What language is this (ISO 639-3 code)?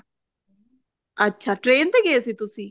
pan